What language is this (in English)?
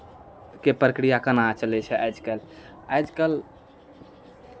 Maithili